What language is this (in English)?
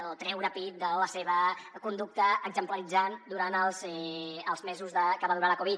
Catalan